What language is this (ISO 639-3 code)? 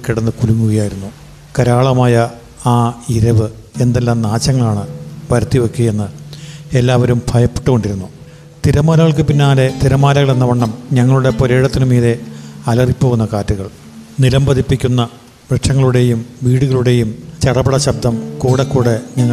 mal